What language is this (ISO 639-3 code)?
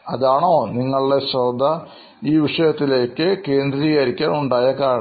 mal